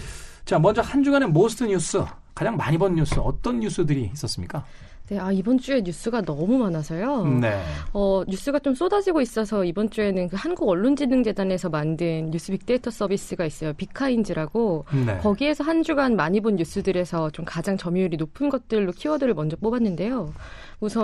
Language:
Korean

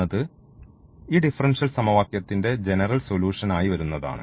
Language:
Malayalam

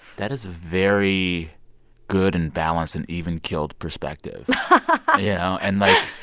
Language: English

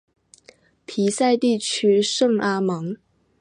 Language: Chinese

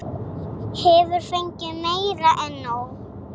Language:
Icelandic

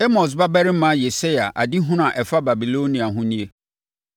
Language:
Akan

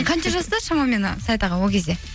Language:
Kazakh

